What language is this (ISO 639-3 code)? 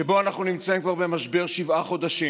heb